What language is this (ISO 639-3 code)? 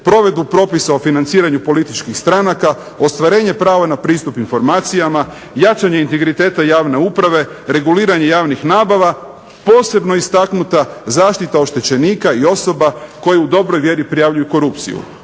hrv